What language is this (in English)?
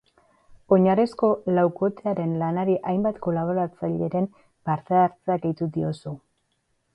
Basque